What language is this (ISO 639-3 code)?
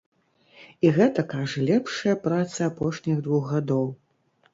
bel